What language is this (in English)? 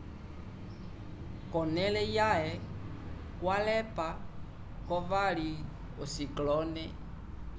Umbundu